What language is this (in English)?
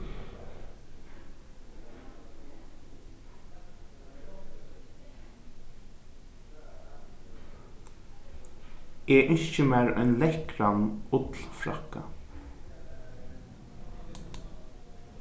Faroese